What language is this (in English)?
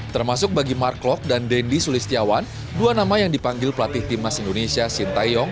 Indonesian